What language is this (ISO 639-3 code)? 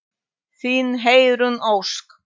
isl